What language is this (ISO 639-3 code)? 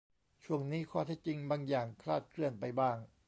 tha